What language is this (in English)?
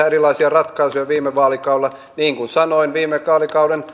Finnish